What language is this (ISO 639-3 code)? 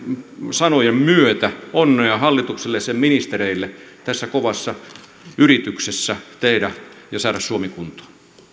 fin